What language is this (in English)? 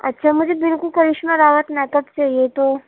Urdu